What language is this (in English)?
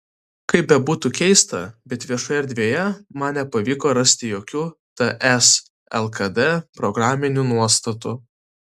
Lithuanian